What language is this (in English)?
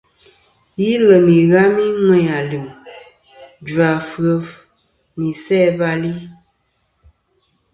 Kom